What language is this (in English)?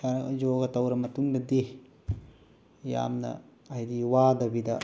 Manipuri